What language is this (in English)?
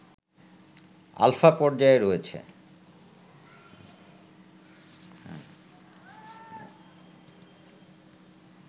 Bangla